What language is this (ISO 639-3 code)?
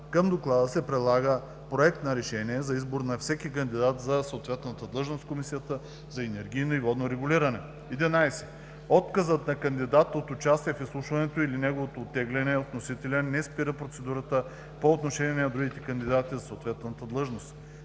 bul